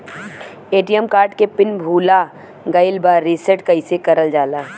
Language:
Bhojpuri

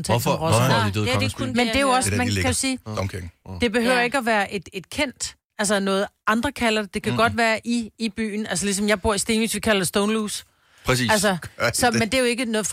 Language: Danish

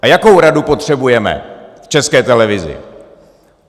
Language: Czech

